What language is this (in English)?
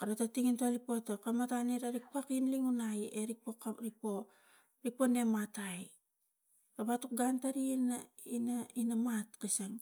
Tigak